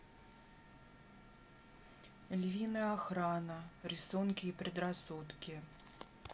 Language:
Russian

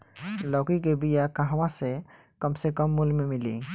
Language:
Bhojpuri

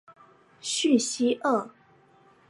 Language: Chinese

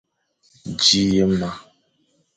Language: Fang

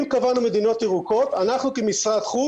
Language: Hebrew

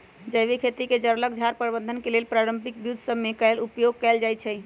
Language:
Magahi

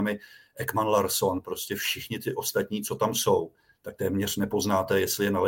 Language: Czech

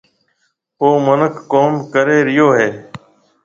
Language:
Marwari (Pakistan)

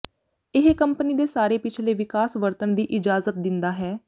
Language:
Punjabi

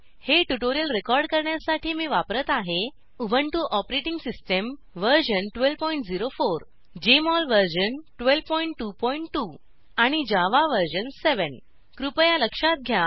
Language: Marathi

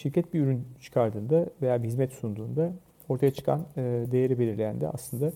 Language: Turkish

